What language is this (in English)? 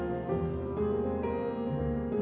Icelandic